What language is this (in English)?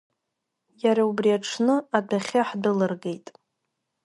Abkhazian